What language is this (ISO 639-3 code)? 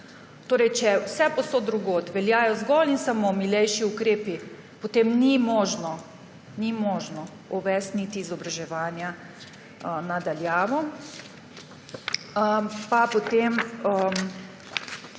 slv